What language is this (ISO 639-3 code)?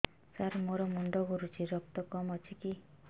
ori